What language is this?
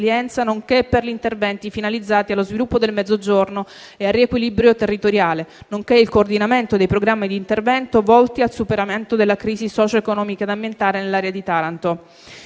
Italian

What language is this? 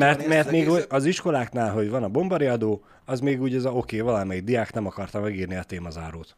Hungarian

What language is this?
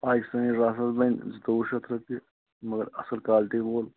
Kashmiri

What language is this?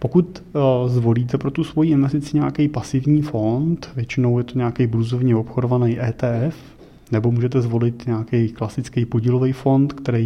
Czech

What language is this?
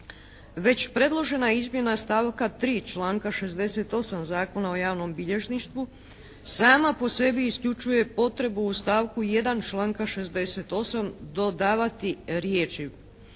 Croatian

